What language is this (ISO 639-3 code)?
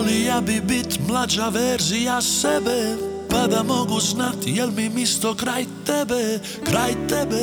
hrv